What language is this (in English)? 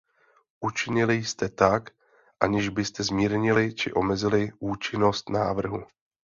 Czech